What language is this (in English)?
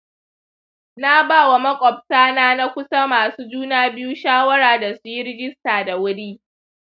Hausa